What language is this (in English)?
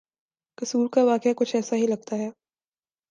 Urdu